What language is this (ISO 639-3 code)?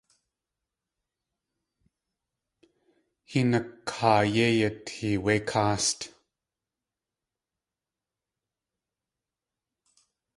tli